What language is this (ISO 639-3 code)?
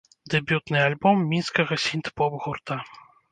bel